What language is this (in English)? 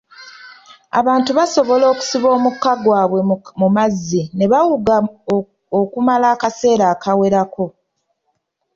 Ganda